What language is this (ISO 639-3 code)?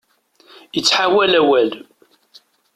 kab